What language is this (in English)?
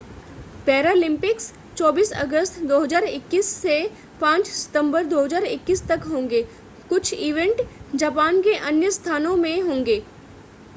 Hindi